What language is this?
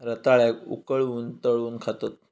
Marathi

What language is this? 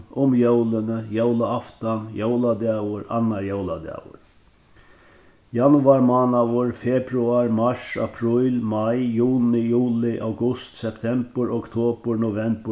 Faroese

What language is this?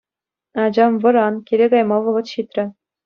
Chuvash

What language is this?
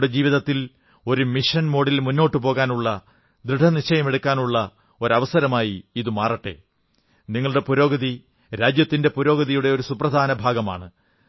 Malayalam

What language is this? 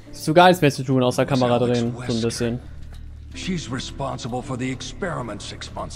German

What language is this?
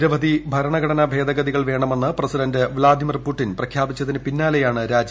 Malayalam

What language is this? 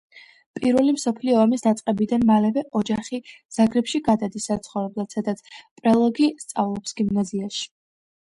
Georgian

